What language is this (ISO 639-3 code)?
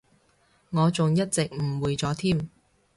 yue